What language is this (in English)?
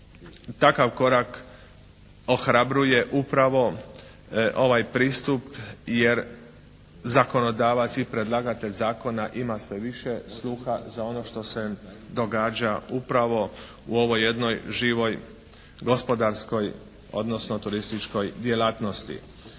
Croatian